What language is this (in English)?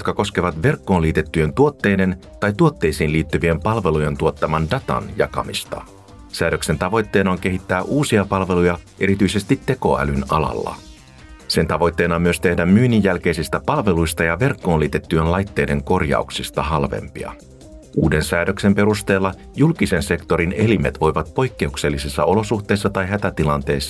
Finnish